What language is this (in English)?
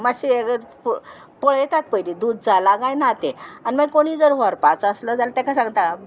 Konkani